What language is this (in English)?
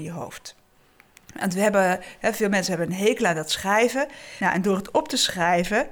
Dutch